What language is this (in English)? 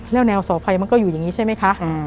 Thai